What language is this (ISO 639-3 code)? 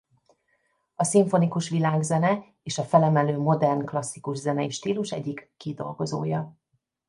hun